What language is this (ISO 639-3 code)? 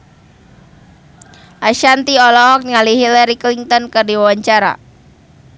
sun